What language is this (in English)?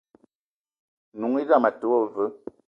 Eton (Cameroon)